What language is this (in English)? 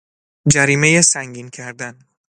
Persian